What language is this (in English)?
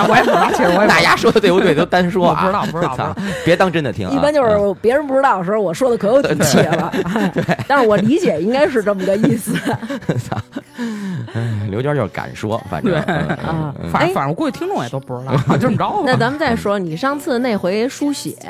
Chinese